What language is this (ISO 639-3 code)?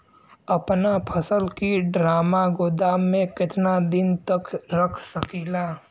bho